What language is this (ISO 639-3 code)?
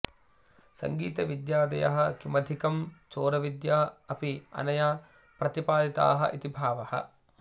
san